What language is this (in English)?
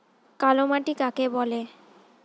Bangla